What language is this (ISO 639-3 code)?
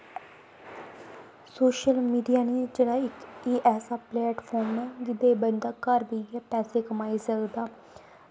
doi